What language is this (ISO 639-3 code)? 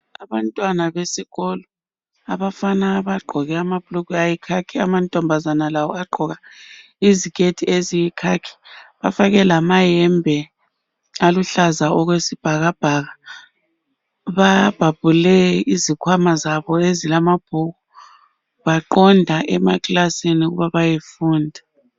nde